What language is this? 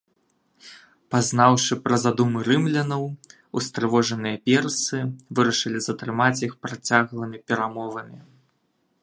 Belarusian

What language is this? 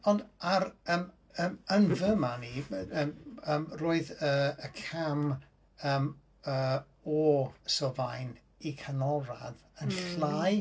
Welsh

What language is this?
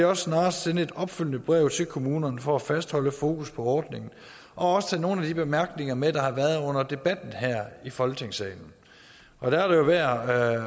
Danish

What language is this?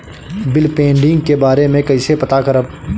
Bhojpuri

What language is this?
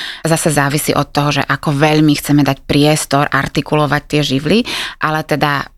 Slovak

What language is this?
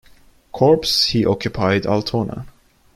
English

